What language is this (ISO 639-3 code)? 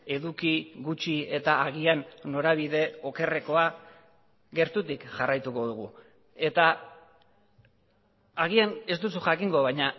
eus